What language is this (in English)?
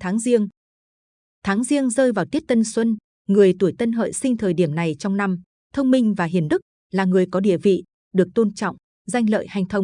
Vietnamese